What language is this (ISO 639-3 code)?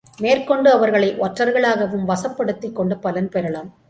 tam